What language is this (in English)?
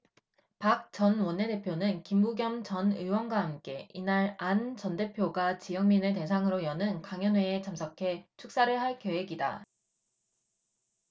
Korean